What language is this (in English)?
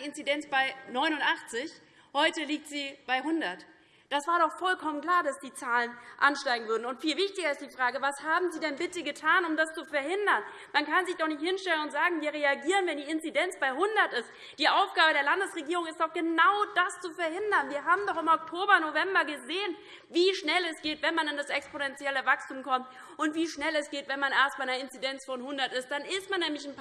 German